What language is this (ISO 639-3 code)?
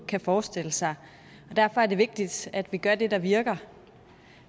dan